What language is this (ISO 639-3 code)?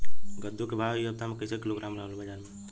bho